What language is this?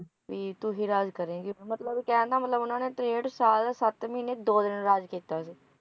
Punjabi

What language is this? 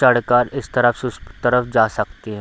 Hindi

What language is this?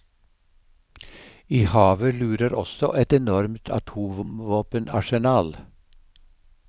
Norwegian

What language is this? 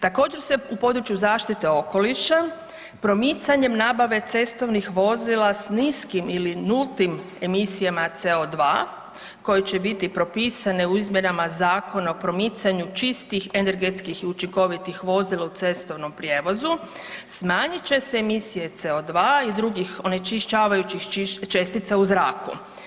Croatian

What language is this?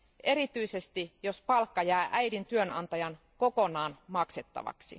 Finnish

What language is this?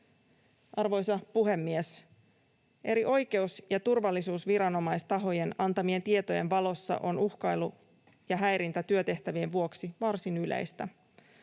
Finnish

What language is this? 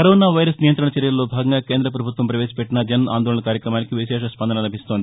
Telugu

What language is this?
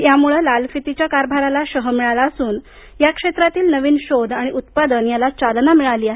Marathi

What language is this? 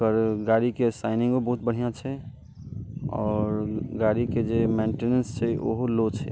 Maithili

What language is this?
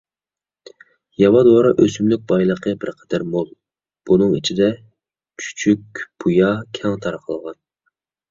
Uyghur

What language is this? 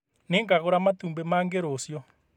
Kikuyu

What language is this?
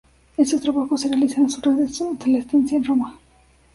Spanish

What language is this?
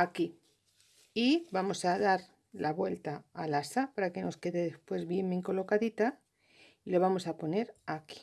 Spanish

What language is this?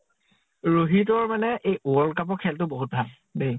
Assamese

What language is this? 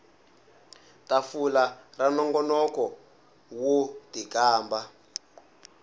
Tsonga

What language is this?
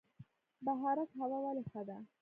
Pashto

